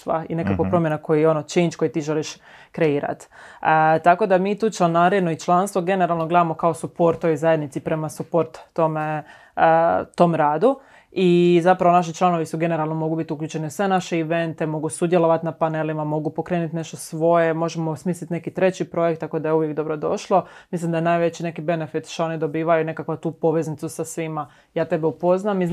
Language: Croatian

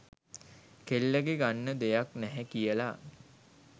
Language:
Sinhala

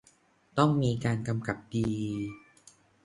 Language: Thai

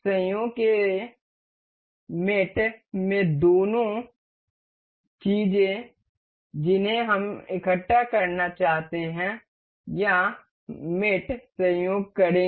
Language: Hindi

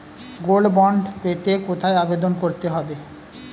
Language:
Bangla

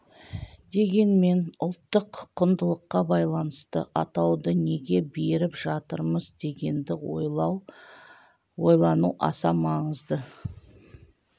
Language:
Kazakh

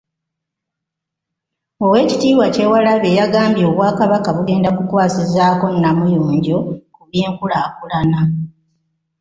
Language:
Ganda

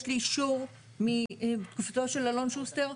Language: Hebrew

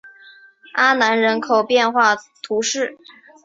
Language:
Chinese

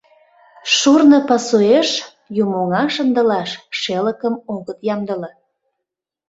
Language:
Mari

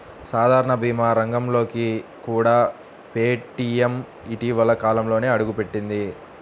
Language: Telugu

